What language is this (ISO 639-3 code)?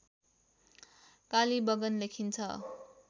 nep